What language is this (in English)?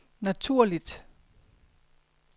Danish